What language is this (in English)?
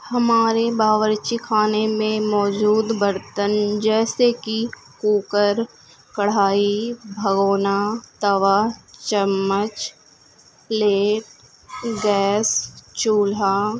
Urdu